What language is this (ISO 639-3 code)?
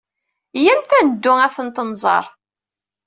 kab